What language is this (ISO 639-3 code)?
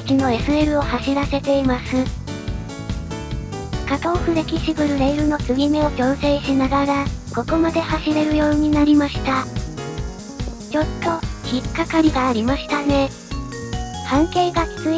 jpn